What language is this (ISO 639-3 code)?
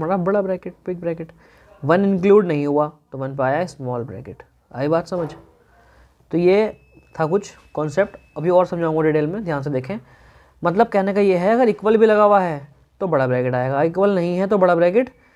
hin